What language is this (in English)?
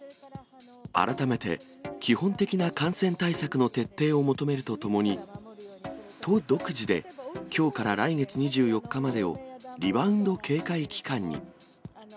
Japanese